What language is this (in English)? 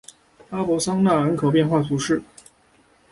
Chinese